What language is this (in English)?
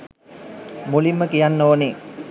Sinhala